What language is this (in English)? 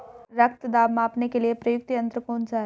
Hindi